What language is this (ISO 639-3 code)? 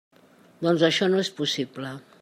cat